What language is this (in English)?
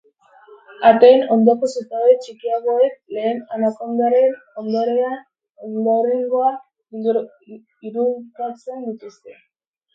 Basque